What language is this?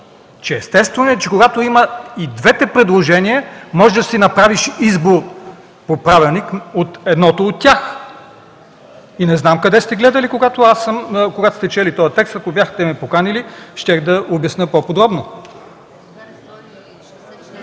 Bulgarian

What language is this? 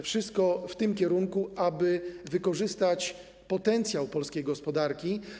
Polish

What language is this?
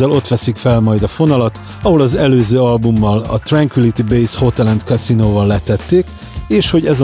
Hungarian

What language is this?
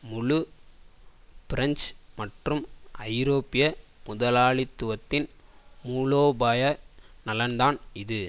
Tamil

